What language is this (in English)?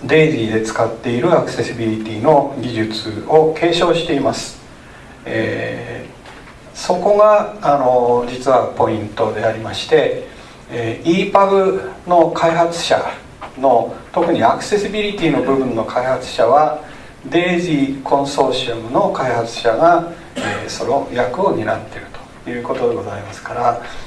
Japanese